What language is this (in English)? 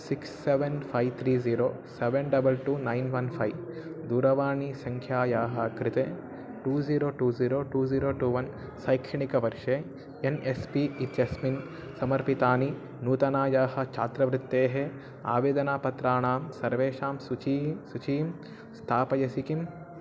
Sanskrit